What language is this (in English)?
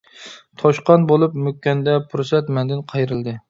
Uyghur